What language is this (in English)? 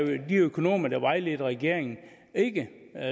Danish